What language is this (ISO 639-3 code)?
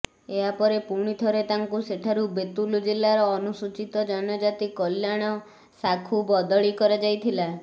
ori